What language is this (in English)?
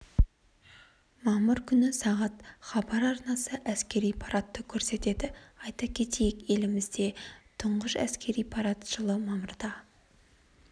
Kazakh